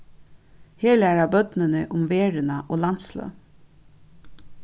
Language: Faroese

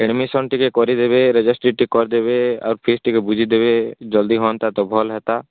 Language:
Odia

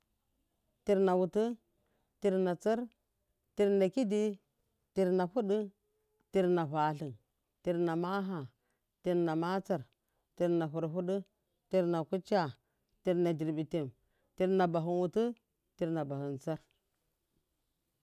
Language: Miya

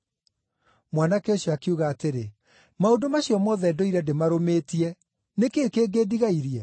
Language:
Kikuyu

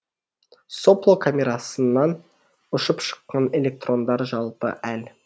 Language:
Kazakh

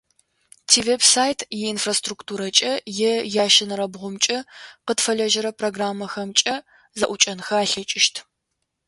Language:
Adyghe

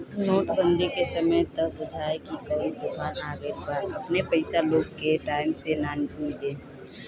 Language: Bhojpuri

